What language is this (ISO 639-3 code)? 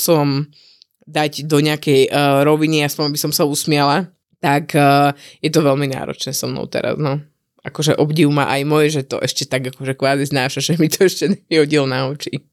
slk